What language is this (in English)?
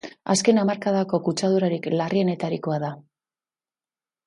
Basque